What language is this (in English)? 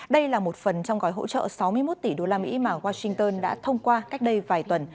Vietnamese